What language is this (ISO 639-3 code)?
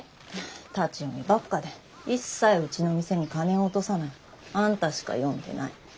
jpn